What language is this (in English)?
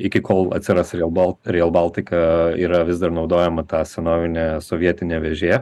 Lithuanian